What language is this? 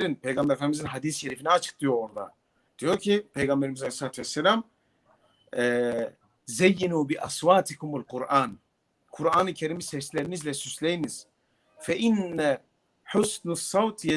Turkish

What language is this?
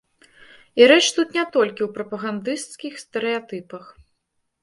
Belarusian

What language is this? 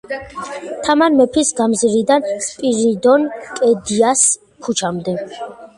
Georgian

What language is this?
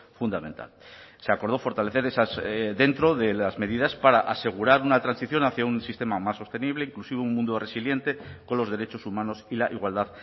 Spanish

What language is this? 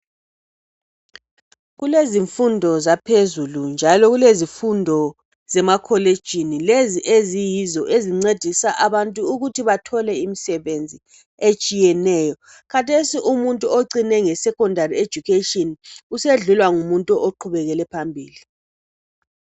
North Ndebele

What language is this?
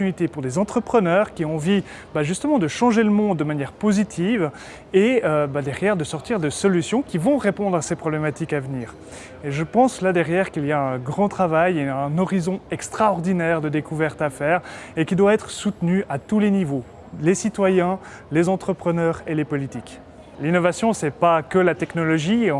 French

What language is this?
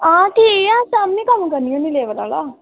Dogri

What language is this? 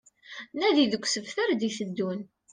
Kabyle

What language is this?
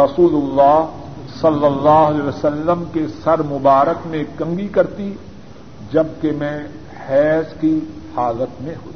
Urdu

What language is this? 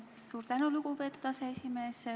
Estonian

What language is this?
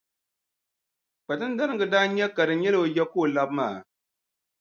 Dagbani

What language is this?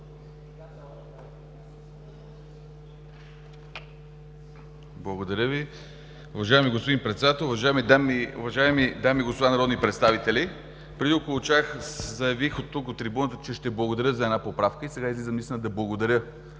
Bulgarian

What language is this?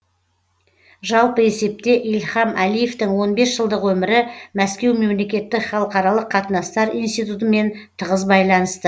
Kazakh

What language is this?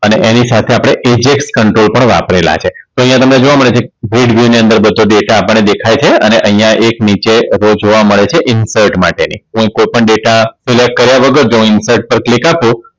Gujarati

